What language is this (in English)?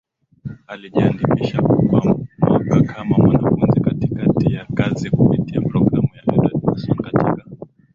Swahili